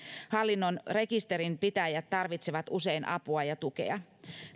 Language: Finnish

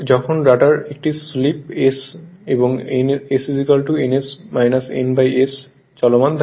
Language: Bangla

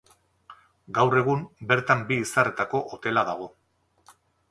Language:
Basque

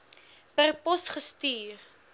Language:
Afrikaans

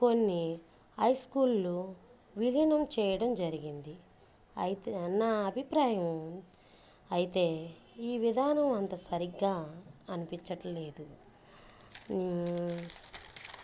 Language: Telugu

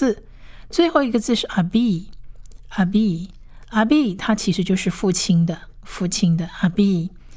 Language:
Chinese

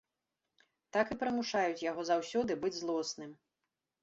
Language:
Belarusian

